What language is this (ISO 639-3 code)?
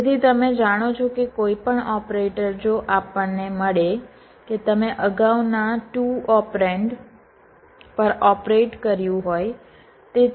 guj